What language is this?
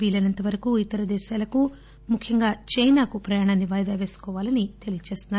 Telugu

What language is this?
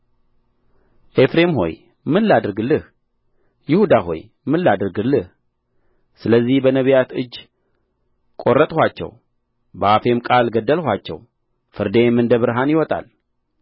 Amharic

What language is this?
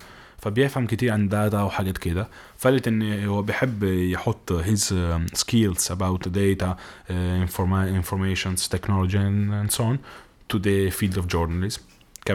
Arabic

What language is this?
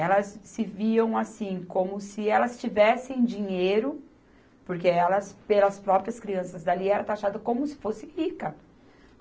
Portuguese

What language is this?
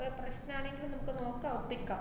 Malayalam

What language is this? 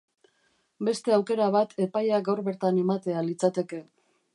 Basque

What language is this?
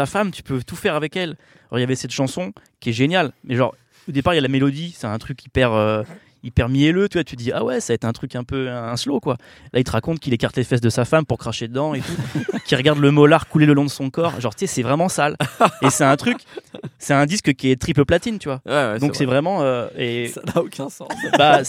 French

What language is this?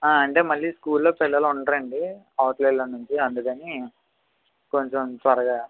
Telugu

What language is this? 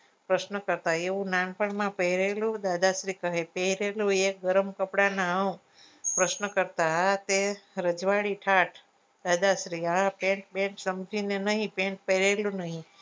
Gujarati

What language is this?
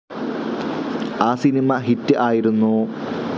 Malayalam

